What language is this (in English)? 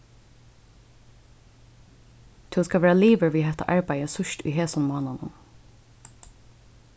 Faroese